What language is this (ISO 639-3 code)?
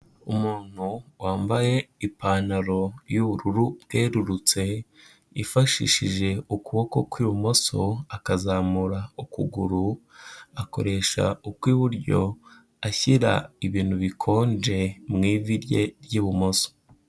kin